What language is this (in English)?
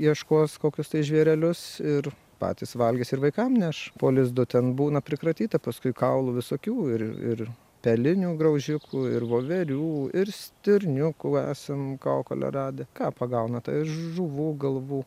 Lithuanian